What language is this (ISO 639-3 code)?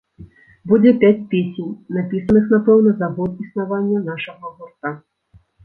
bel